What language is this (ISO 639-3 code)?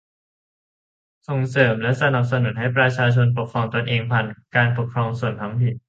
tha